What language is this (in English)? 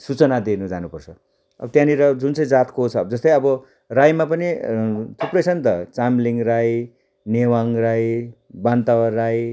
Nepali